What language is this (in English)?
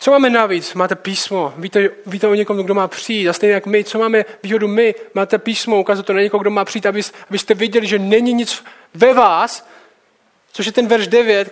Czech